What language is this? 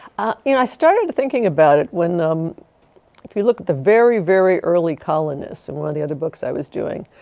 English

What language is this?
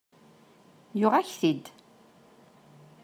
Kabyle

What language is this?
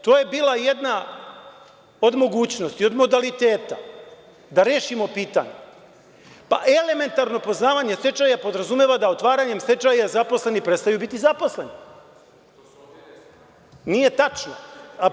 Serbian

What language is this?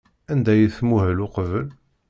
Kabyle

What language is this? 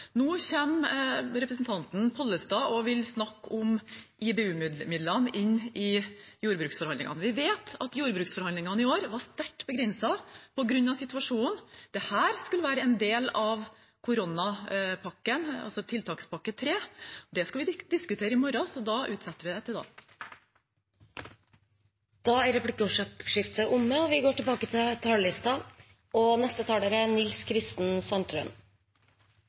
Norwegian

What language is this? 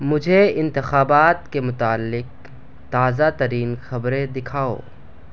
Urdu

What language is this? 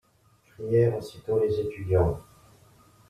French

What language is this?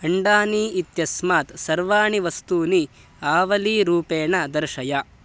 Sanskrit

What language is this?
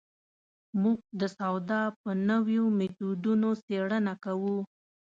Pashto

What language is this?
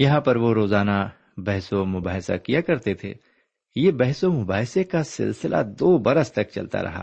Urdu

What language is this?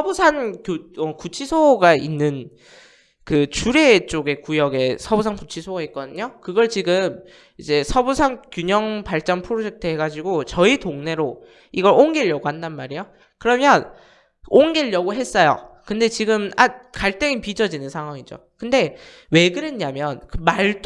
Korean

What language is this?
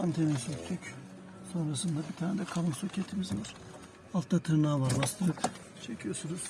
Turkish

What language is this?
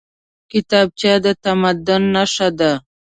Pashto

